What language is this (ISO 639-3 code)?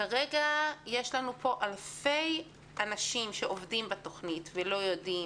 heb